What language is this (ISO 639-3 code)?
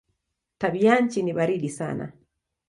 swa